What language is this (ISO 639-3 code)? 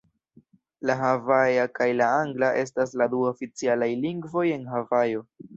epo